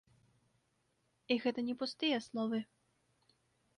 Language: Belarusian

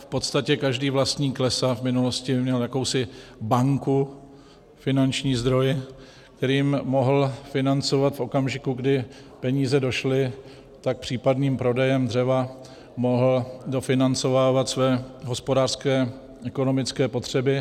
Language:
Czech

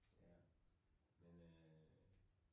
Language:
Danish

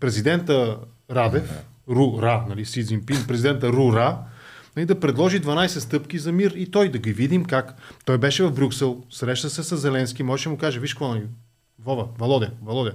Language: Bulgarian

